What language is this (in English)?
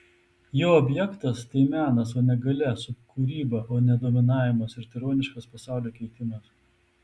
Lithuanian